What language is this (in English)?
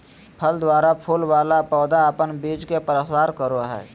Magahi